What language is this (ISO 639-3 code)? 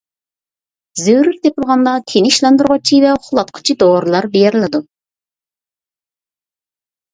uig